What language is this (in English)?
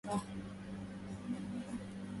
Arabic